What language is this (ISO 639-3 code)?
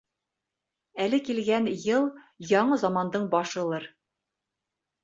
bak